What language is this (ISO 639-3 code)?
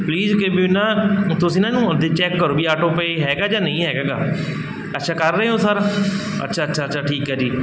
pan